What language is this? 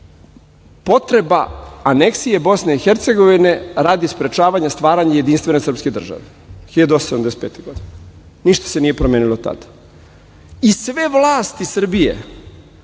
Serbian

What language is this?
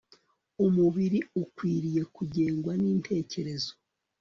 Kinyarwanda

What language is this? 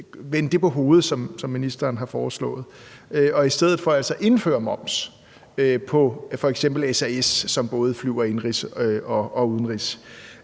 Danish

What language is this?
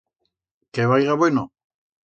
Aragonese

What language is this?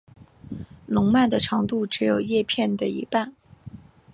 Chinese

